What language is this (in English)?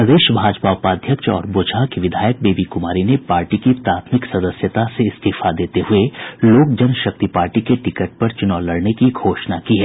Hindi